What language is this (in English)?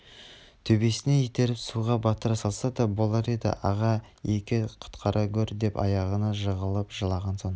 Kazakh